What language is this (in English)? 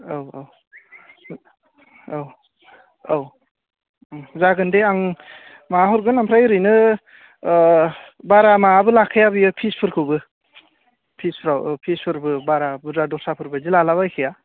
Bodo